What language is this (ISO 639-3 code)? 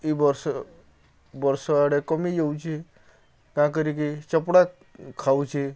ori